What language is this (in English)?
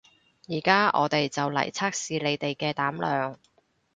Cantonese